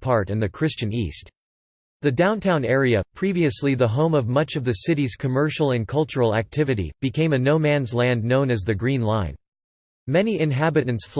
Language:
English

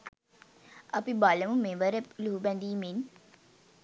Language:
Sinhala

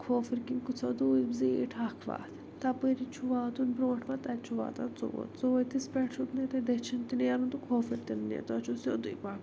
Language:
Kashmiri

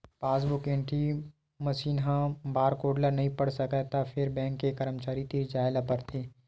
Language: Chhattisgarhi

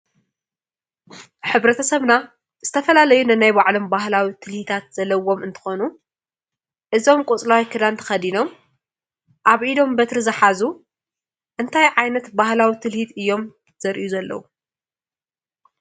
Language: Tigrinya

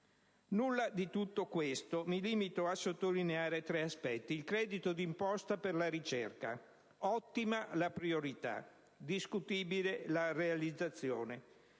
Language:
Italian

